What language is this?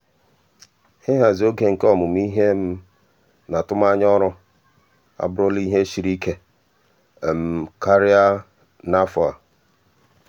Igbo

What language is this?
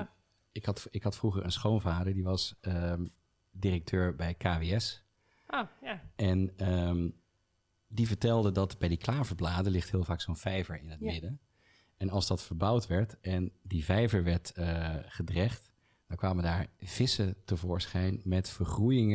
Dutch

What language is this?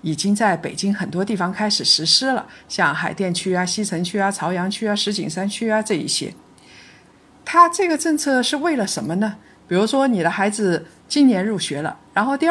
Chinese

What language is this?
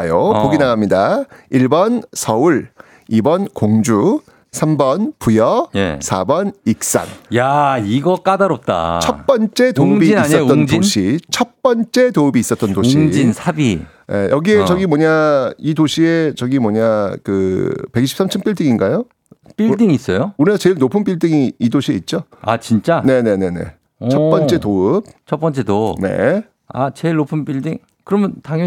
Korean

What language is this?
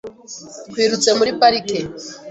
Kinyarwanda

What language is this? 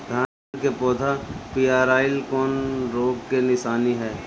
Bhojpuri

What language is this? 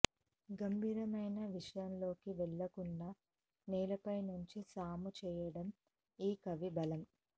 Telugu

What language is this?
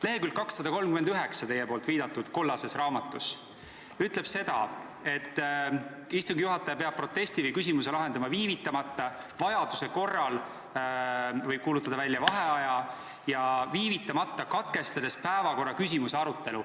Estonian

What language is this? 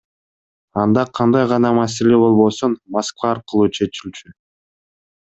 Kyrgyz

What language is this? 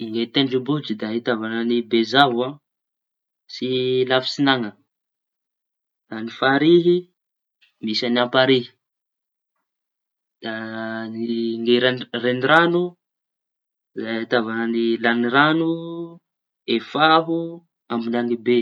Tanosy Malagasy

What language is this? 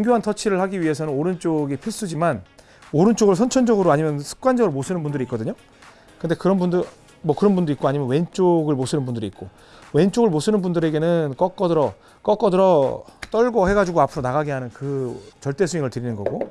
Korean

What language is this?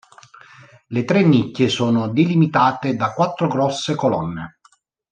Italian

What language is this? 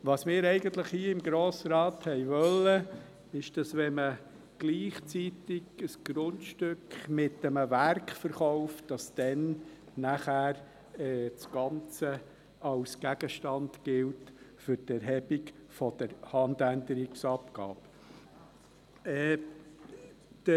Swiss German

